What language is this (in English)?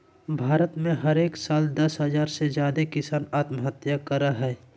Magahi